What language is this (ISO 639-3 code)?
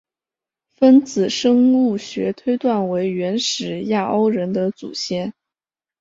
zho